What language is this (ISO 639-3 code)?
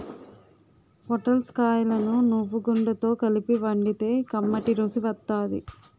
tel